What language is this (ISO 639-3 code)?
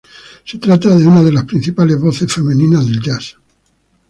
spa